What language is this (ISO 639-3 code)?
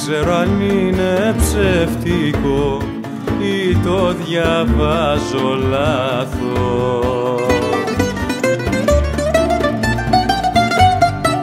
ell